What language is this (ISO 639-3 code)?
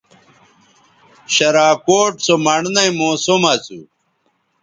btv